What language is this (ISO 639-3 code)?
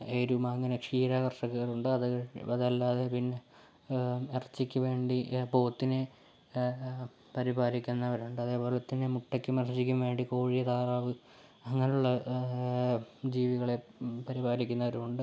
mal